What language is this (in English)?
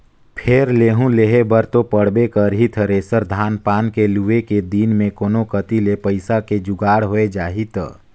Chhattisgarhi